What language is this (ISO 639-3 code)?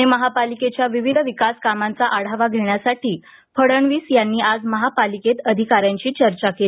mar